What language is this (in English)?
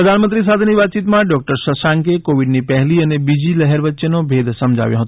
Gujarati